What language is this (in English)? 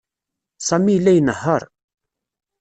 Kabyle